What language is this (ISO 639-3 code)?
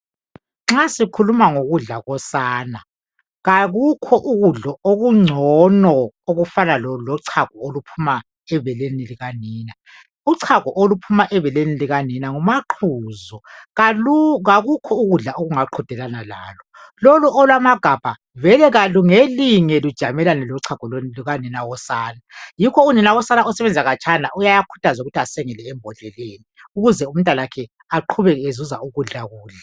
nde